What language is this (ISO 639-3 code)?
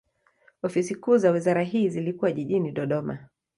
swa